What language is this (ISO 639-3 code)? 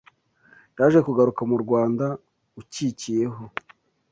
kin